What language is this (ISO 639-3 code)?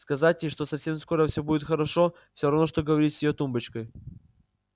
rus